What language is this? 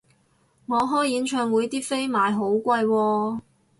Cantonese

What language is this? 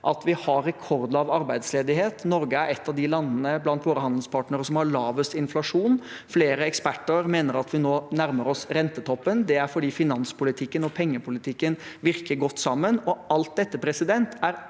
Norwegian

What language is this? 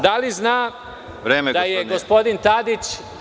Serbian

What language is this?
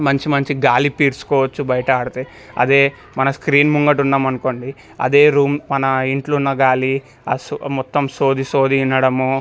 Telugu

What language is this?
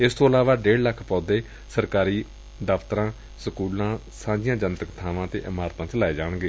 Punjabi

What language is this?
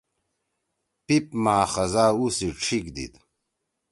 Torwali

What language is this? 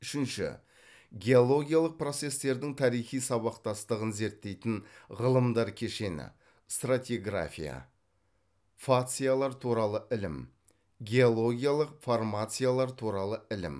Kazakh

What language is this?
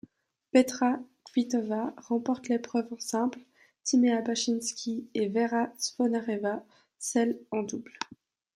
French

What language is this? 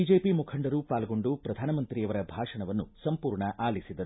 Kannada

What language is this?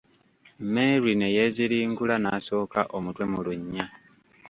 Ganda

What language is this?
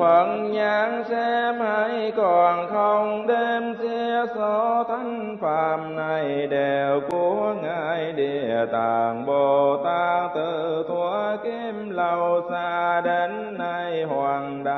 Vietnamese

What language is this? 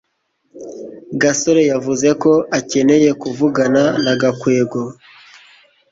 Kinyarwanda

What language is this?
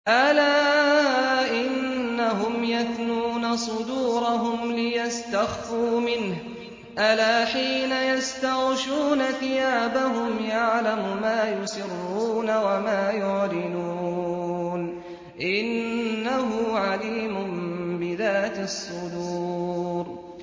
Arabic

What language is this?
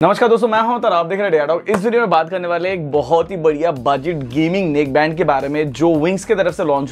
Hindi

